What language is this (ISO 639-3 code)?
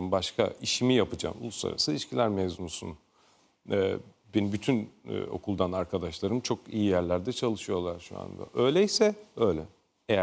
tur